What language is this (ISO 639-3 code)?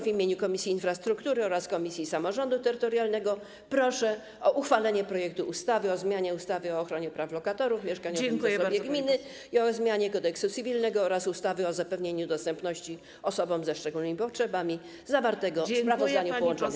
pol